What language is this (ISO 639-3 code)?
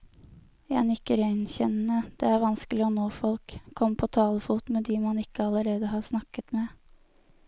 nor